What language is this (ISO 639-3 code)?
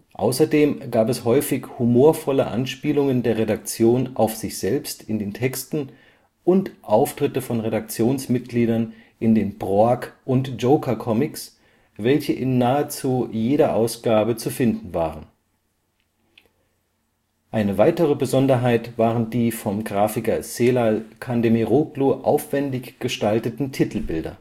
deu